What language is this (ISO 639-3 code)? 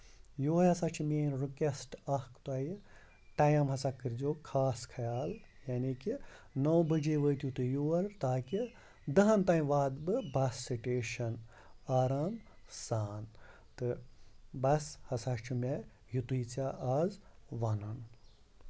kas